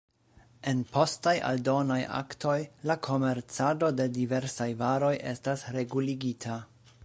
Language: Esperanto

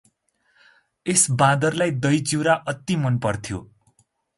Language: Nepali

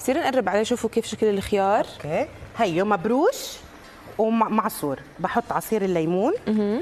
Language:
Arabic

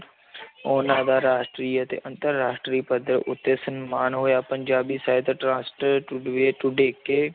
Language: Punjabi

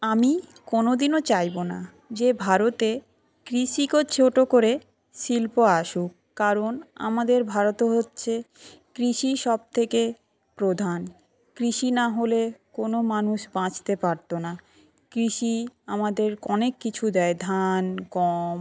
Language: Bangla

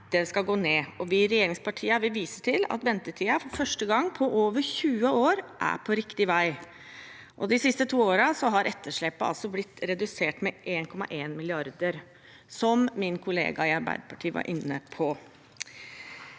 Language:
Norwegian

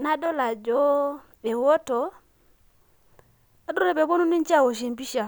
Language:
Masai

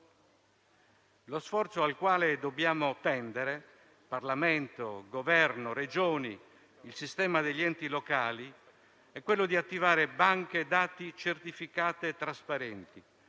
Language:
Italian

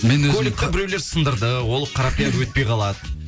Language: Kazakh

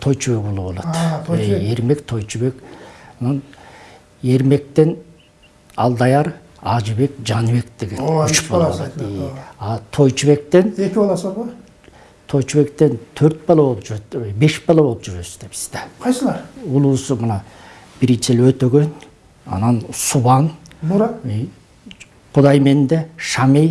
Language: Turkish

